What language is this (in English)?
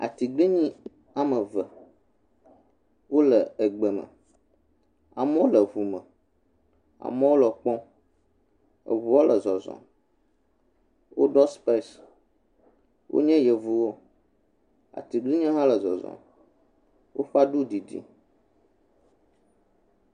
Ewe